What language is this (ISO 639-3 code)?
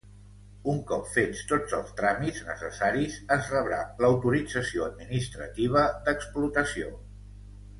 cat